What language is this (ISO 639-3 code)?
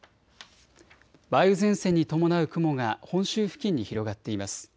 jpn